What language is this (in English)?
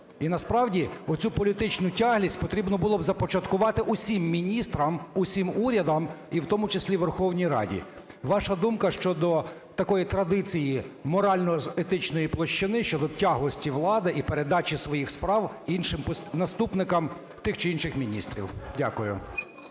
Ukrainian